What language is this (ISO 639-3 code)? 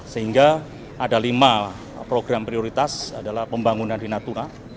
ind